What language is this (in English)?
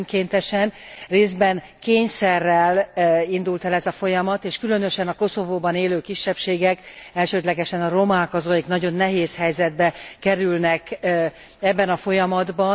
Hungarian